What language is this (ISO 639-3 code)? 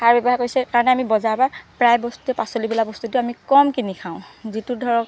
asm